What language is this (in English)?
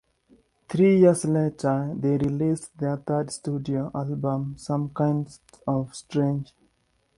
English